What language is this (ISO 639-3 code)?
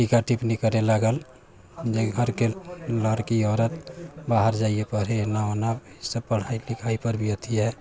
mai